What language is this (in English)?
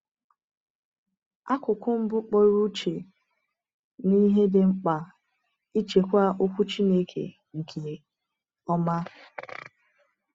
Igbo